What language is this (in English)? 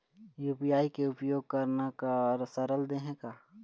Chhattisgarhi